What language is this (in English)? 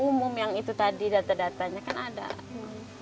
Indonesian